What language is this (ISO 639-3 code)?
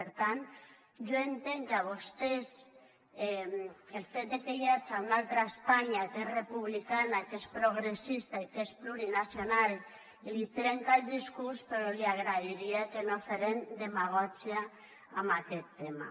cat